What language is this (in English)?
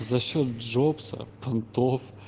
Russian